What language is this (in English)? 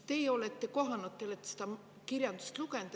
Estonian